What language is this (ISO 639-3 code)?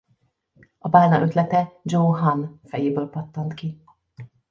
hun